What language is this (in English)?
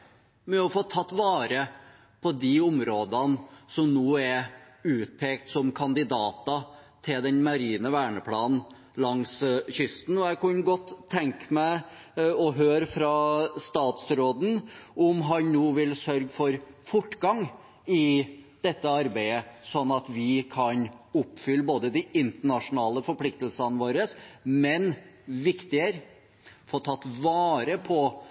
Norwegian Bokmål